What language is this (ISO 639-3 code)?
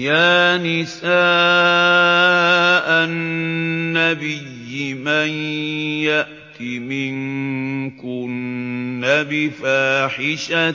ara